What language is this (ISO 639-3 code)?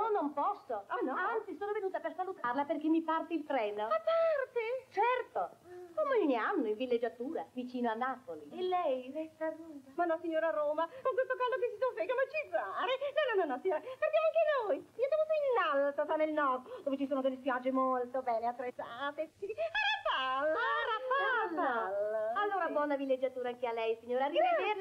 ita